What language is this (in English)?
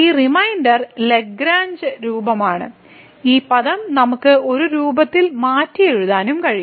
Malayalam